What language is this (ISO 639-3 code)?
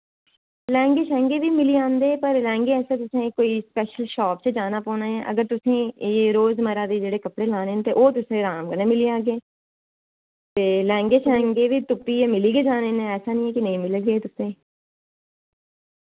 doi